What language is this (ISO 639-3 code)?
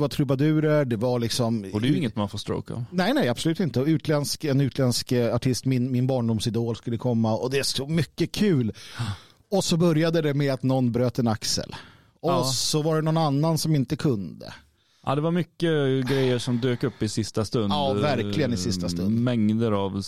swe